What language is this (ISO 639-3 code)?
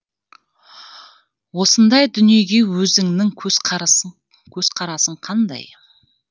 kaz